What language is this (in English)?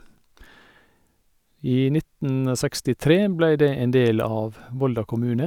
Norwegian